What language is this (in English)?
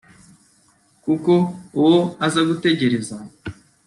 Kinyarwanda